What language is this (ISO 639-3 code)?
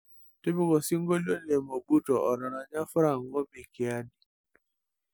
mas